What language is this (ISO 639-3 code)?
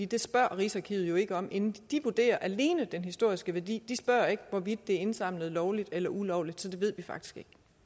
dan